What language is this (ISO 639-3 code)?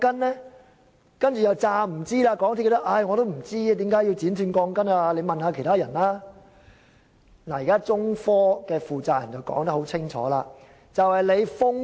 yue